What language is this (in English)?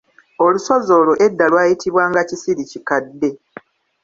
Ganda